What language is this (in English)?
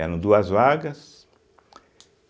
Portuguese